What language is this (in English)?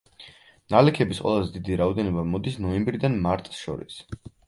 Georgian